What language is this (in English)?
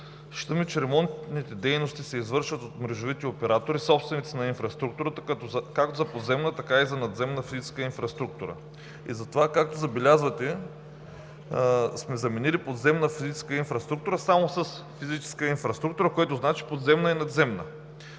Bulgarian